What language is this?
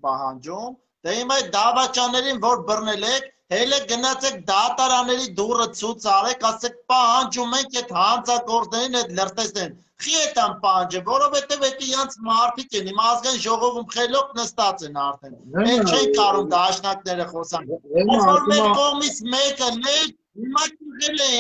Romanian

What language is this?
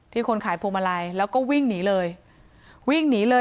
Thai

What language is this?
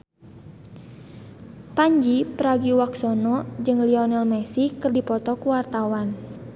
Sundanese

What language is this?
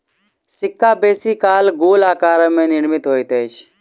Maithili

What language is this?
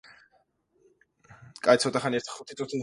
Georgian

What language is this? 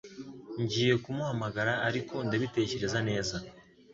Kinyarwanda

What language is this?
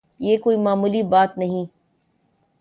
Urdu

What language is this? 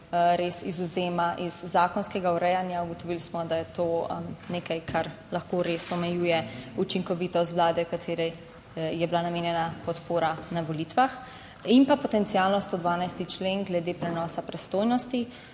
Slovenian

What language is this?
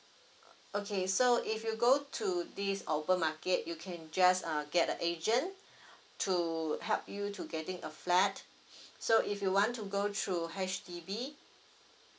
English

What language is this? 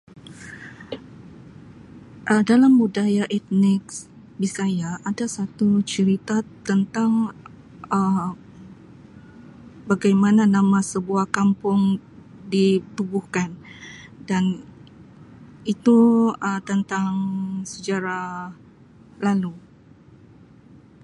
Sabah Malay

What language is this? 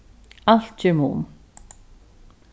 Faroese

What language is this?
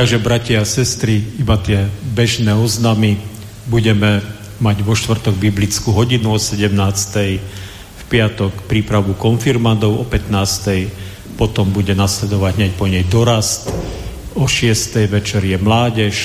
Slovak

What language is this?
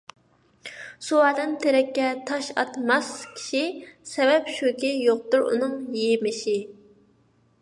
Uyghur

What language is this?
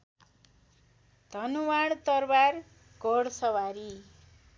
Nepali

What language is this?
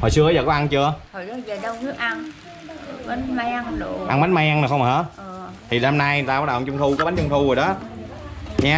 Vietnamese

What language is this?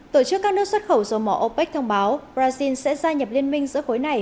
Vietnamese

